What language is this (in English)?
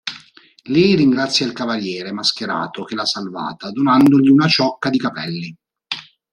Italian